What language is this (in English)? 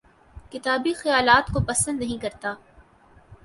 Urdu